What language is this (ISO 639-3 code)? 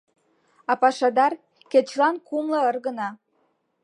chm